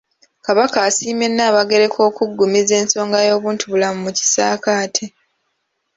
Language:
Ganda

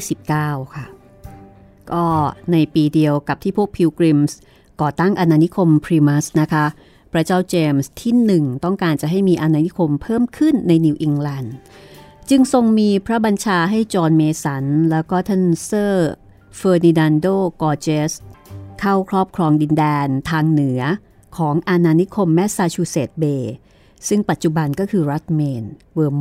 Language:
Thai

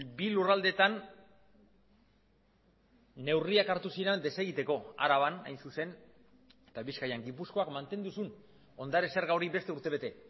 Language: Basque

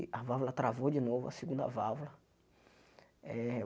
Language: Portuguese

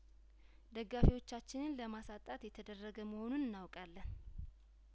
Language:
Amharic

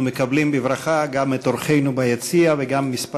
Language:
Hebrew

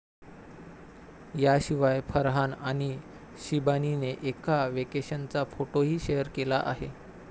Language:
Marathi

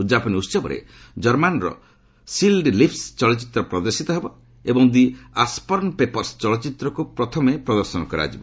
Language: Odia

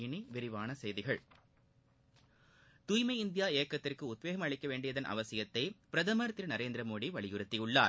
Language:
Tamil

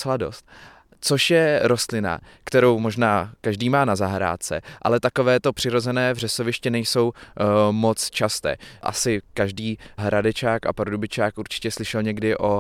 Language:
Czech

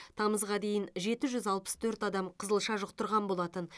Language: Kazakh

